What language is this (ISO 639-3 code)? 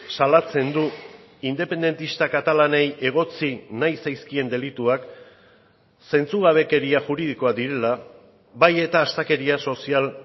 eus